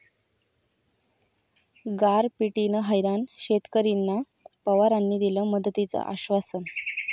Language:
Marathi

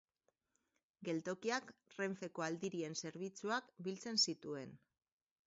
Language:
Basque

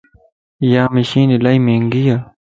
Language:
Lasi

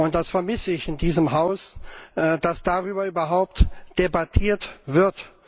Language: German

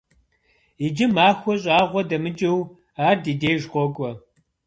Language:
Kabardian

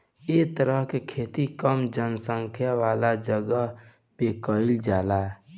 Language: Bhojpuri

